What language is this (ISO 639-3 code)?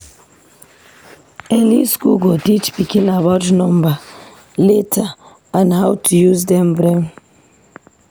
pcm